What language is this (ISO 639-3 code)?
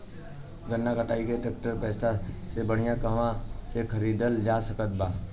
bho